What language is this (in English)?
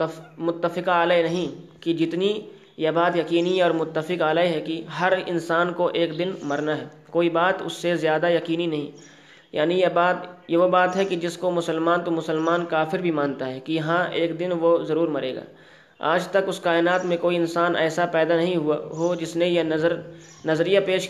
Urdu